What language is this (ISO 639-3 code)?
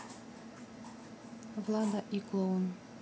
rus